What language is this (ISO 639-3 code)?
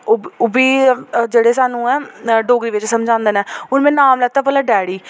doi